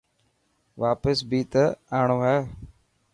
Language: Dhatki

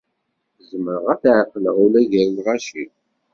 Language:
Kabyle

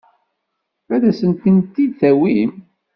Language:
Kabyle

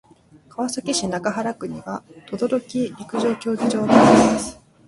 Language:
Japanese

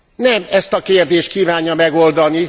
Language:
Hungarian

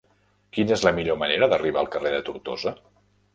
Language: Catalan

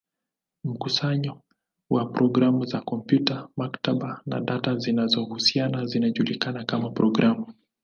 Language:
Swahili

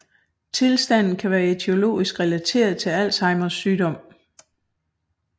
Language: Danish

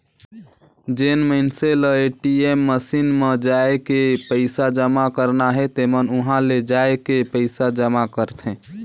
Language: Chhattisgarhi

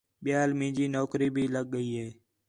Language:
Khetrani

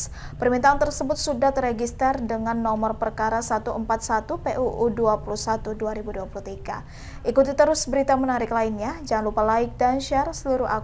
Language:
Indonesian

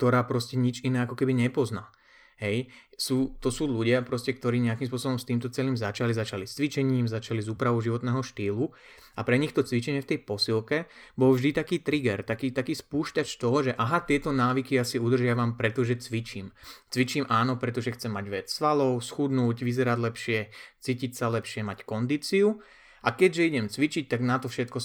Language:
Slovak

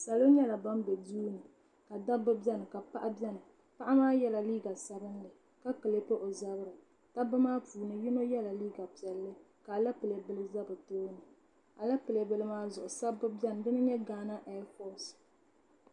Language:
Dagbani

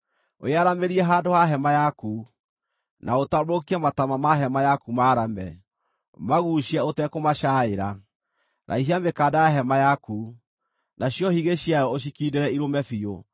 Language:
Kikuyu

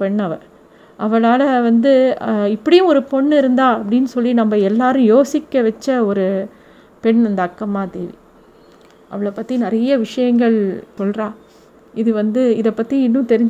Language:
Tamil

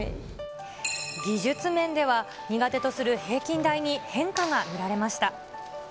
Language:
Japanese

